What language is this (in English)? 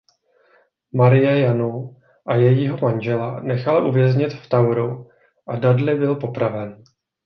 Czech